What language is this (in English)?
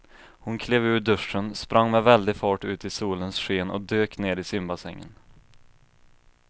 Swedish